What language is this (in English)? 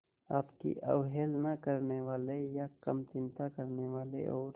Hindi